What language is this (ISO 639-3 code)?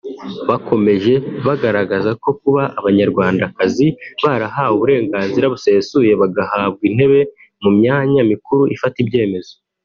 kin